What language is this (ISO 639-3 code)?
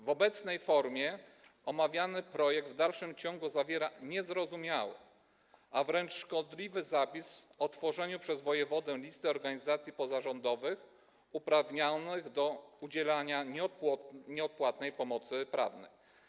pol